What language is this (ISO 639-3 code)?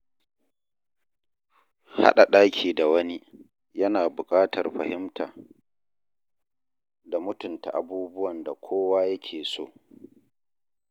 hau